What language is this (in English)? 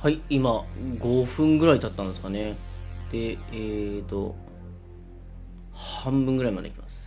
Japanese